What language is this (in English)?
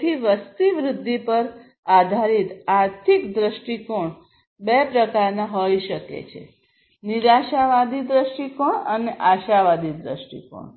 Gujarati